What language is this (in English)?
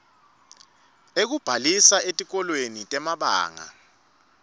Swati